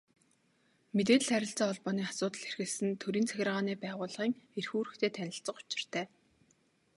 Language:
Mongolian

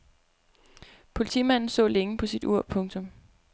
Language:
Danish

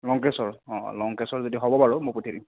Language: Assamese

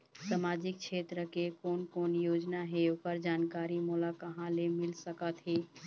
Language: Chhattisgarhi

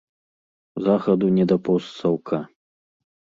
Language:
Belarusian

